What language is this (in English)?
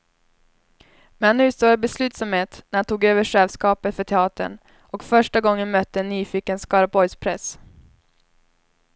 Swedish